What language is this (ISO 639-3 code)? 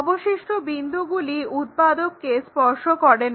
ben